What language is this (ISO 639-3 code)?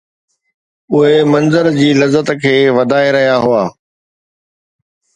snd